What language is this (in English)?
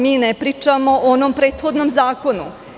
Serbian